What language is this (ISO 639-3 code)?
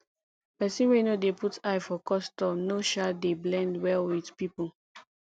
pcm